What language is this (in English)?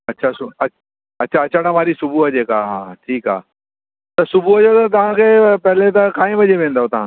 Sindhi